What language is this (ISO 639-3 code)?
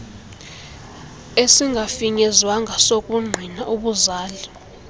xho